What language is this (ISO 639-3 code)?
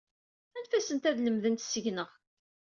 kab